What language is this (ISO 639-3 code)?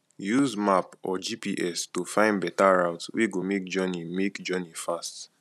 pcm